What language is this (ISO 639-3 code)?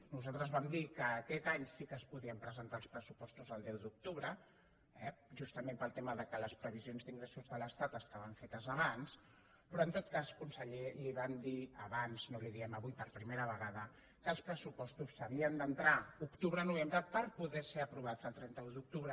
cat